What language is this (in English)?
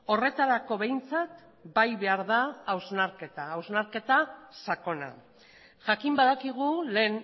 Basque